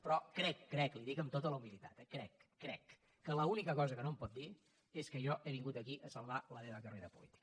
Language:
Catalan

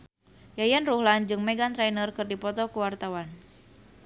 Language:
Sundanese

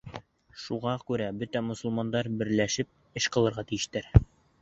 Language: Bashkir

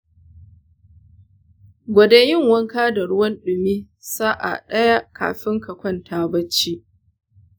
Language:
Hausa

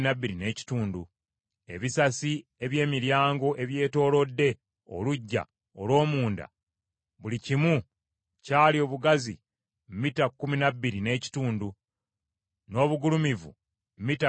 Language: Ganda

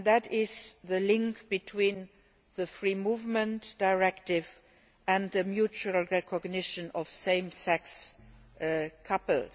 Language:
English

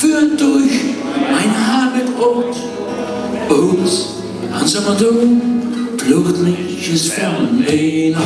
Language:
Dutch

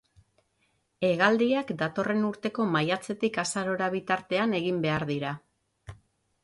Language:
Basque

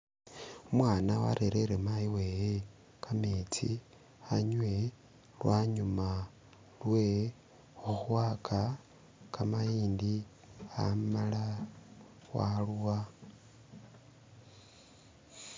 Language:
Masaaba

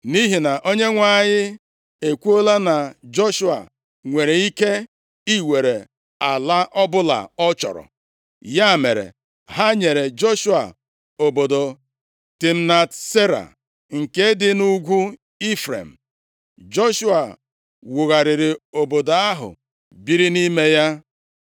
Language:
Igbo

